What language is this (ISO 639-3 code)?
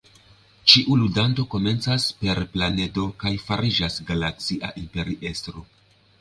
epo